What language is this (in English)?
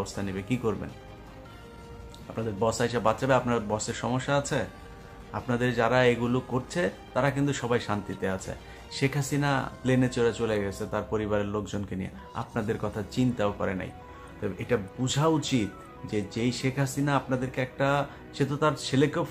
Bangla